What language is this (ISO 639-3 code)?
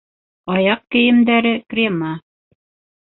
bak